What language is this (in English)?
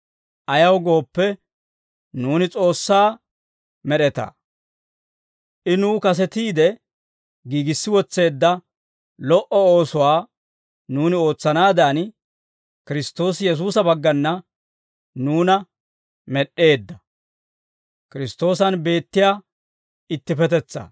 Dawro